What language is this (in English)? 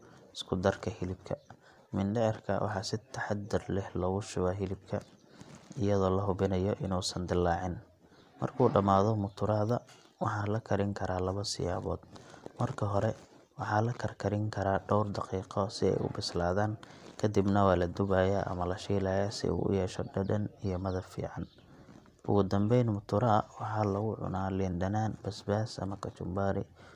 Somali